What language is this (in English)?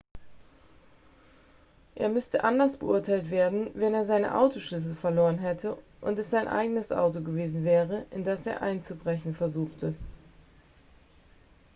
German